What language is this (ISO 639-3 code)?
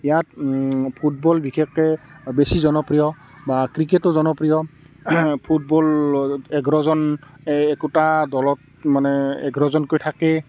asm